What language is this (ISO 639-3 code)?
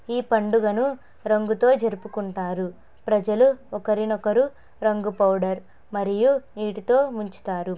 tel